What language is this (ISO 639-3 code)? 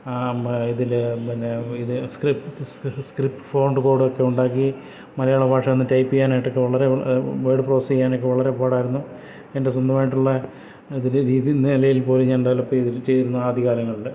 mal